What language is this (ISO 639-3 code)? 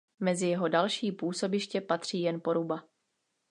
ces